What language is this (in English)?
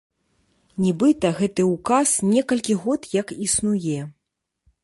Belarusian